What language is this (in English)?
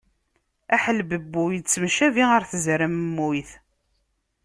Kabyle